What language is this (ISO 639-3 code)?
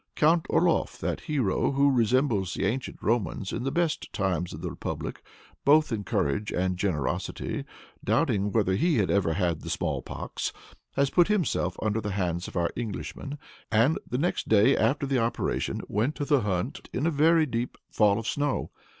eng